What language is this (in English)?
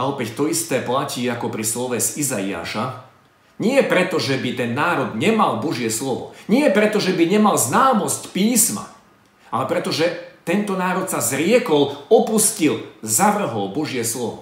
Slovak